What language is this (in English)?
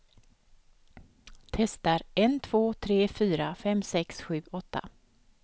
Swedish